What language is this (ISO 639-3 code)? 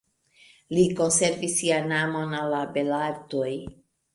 epo